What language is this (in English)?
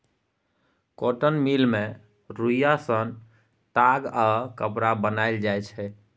Maithili